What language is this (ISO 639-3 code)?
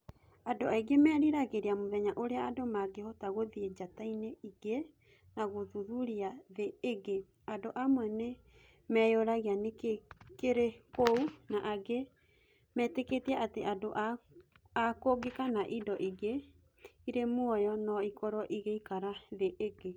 kik